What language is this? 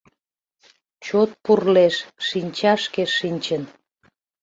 Mari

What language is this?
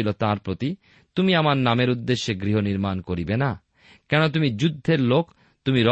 Bangla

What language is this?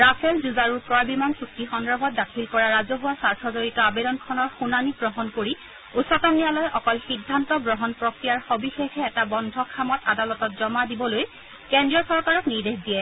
Assamese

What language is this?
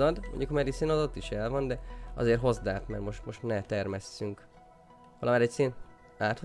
Hungarian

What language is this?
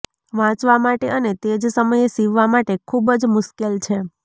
Gujarati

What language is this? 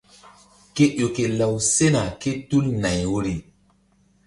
Mbum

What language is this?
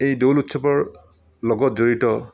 Assamese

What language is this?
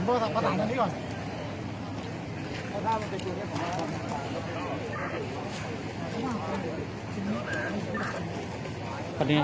Thai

